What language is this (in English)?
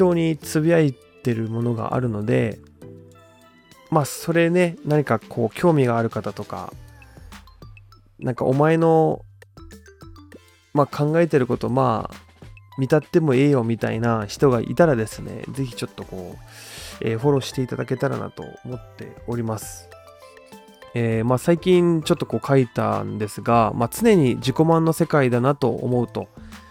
Japanese